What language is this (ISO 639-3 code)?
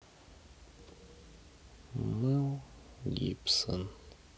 rus